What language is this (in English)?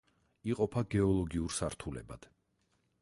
Georgian